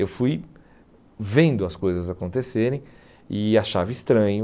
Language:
Portuguese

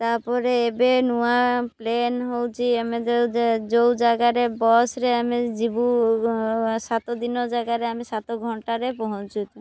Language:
Odia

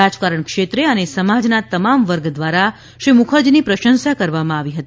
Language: Gujarati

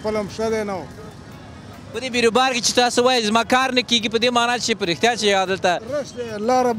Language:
Arabic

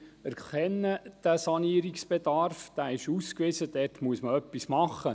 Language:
Swiss German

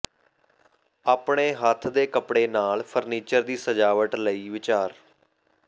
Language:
Punjabi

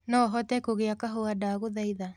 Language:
Kikuyu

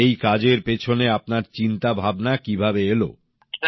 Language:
Bangla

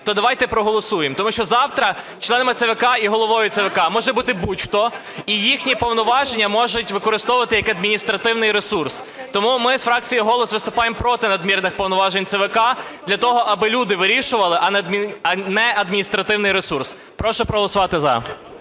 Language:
Ukrainian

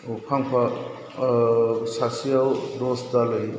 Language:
Bodo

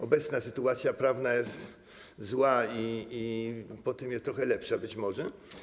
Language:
Polish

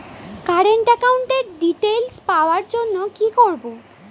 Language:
Bangla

